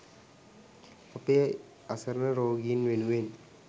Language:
Sinhala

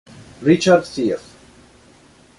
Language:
Italian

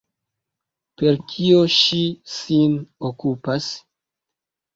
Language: Esperanto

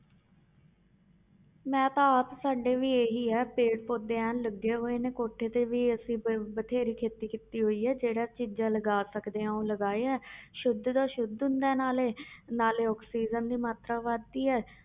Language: Punjabi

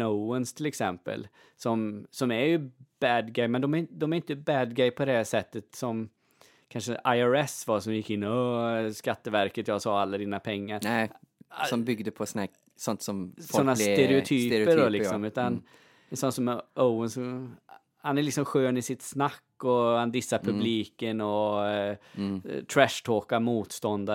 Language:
Swedish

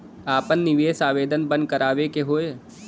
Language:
Bhojpuri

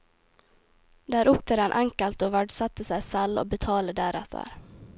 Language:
Norwegian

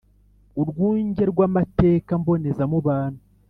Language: Kinyarwanda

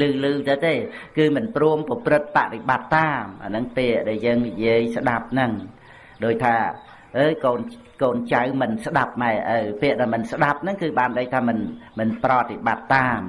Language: Vietnamese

